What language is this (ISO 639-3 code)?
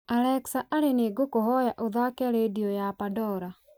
kik